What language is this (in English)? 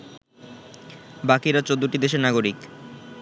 Bangla